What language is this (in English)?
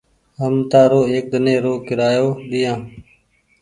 Goaria